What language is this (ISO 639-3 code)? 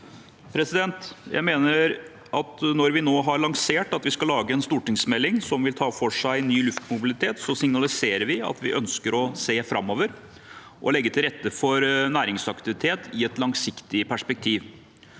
nor